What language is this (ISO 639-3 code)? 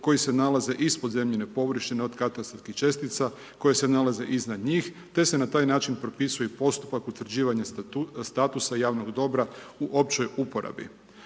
hrv